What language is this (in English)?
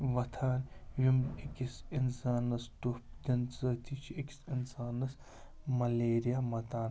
Kashmiri